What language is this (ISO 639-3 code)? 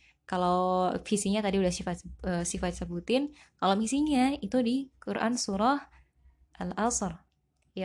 ind